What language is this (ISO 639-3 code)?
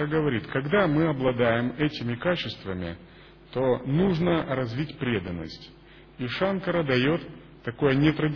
rus